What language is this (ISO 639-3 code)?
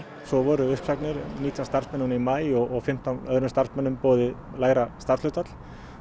isl